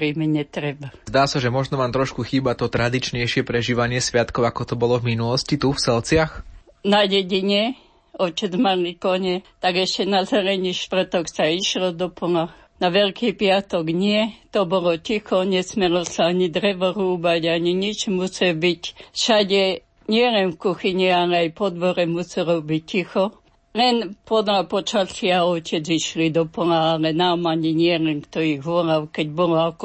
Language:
Slovak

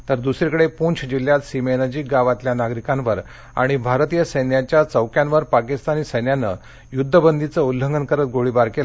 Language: Marathi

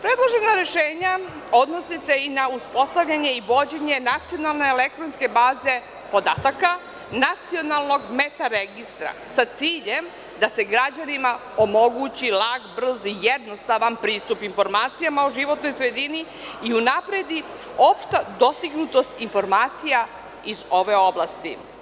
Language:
Serbian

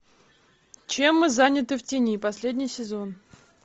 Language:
Russian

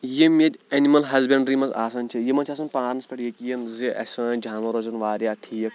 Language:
Kashmiri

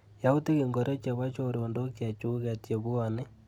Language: Kalenjin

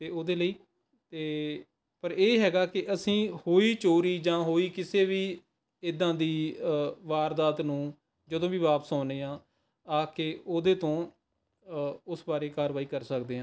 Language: Punjabi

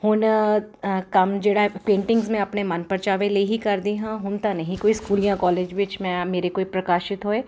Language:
Punjabi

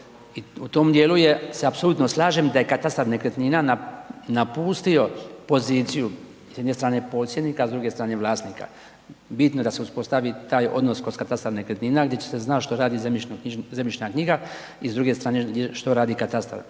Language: Croatian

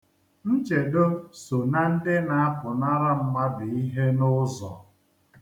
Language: Igbo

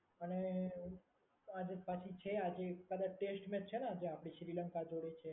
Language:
Gujarati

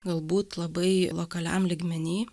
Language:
Lithuanian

